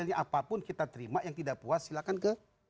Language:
Indonesian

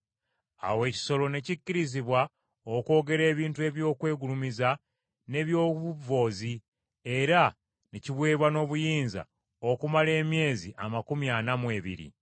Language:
Ganda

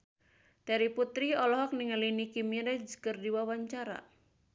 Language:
Sundanese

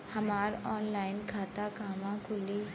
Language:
Bhojpuri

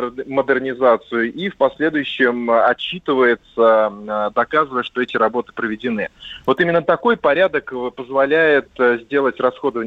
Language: Russian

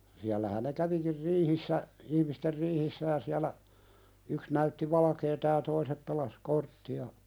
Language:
Finnish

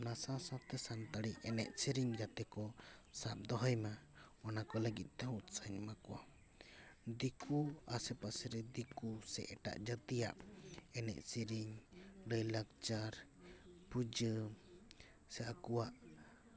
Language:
Santali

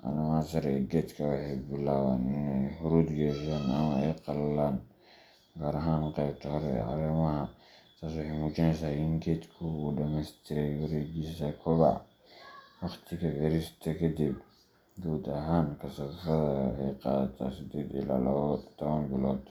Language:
Somali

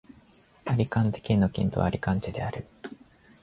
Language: Japanese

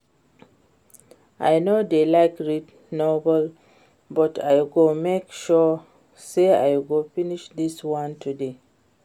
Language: Nigerian Pidgin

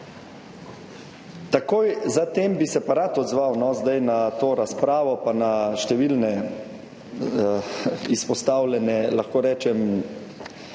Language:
Slovenian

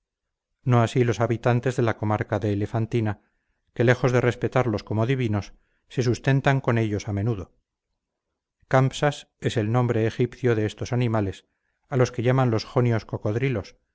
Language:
Spanish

